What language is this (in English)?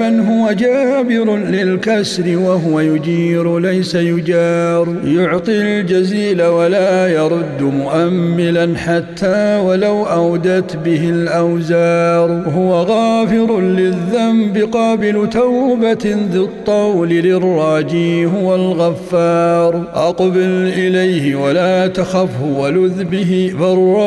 Arabic